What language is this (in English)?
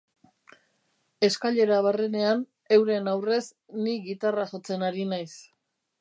Basque